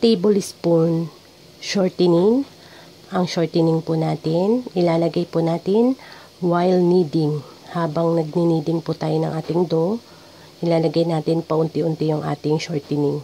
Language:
Filipino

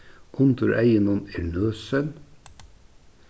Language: Faroese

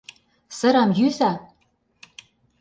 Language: Mari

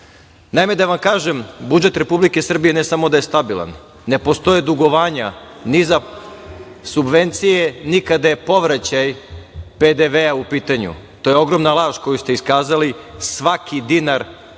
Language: Serbian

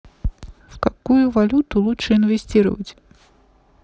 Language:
Russian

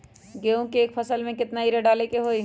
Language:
Magahi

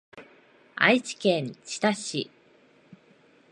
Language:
Japanese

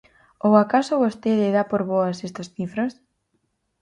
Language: Galician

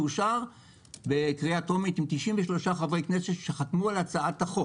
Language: Hebrew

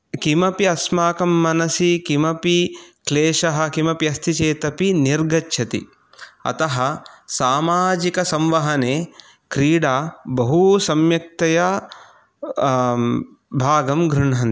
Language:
Sanskrit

